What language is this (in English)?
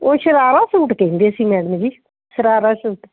Punjabi